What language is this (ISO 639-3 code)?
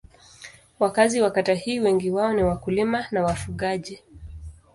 swa